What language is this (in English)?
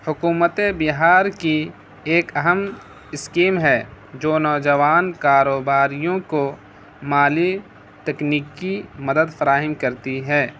Urdu